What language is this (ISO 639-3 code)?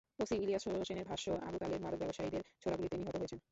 ben